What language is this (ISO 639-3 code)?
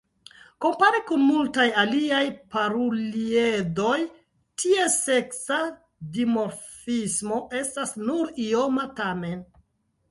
epo